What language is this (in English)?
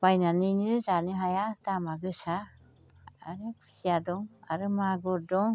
Bodo